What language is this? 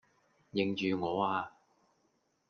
Cantonese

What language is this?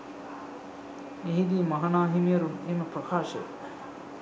Sinhala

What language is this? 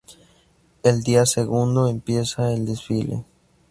Spanish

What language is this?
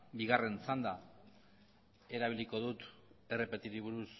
Basque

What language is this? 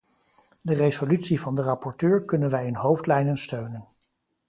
Dutch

